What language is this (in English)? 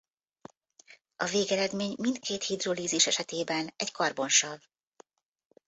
Hungarian